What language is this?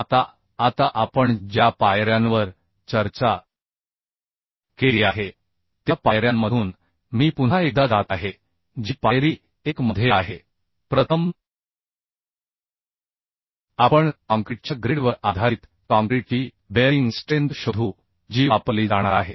Marathi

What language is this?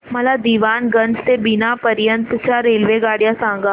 Marathi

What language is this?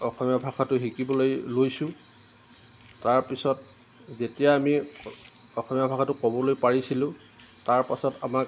Assamese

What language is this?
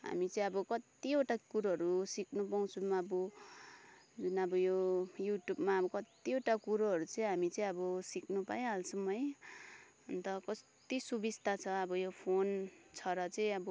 Nepali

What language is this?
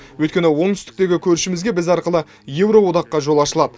Kazakh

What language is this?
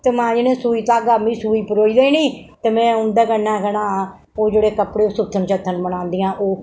Dogri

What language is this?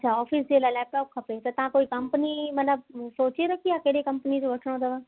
Sindhi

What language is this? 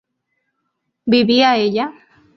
Spanish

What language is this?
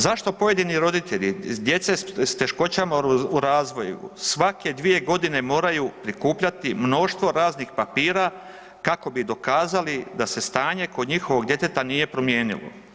Croatian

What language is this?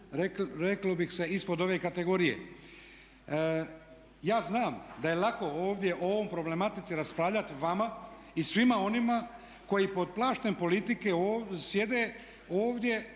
Croatian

